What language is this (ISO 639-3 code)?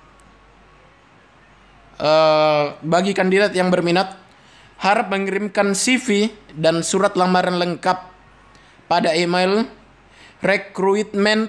ind